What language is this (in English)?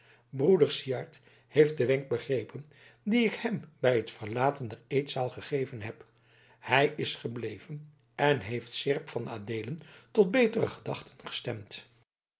Dutch